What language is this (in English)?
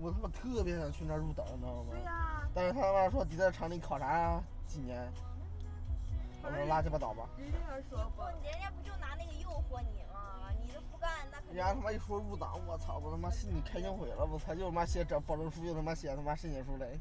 Chinese